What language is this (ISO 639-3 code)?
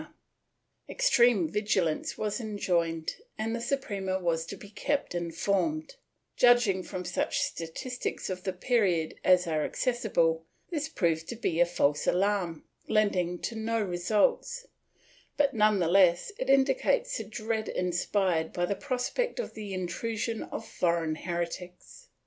eng